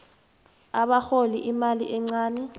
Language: South Ndebele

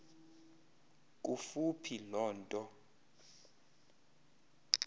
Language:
Xhosa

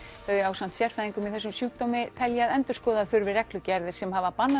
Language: Icelandic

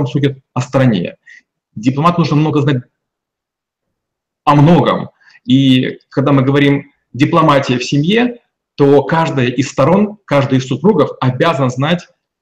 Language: Russian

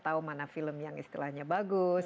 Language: Indonesian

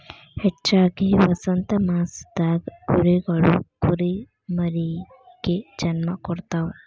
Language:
Kannada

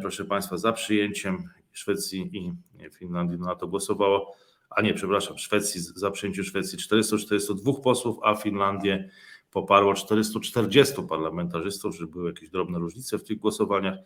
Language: Polish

